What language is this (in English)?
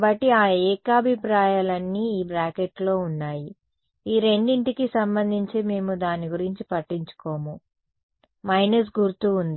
Telugu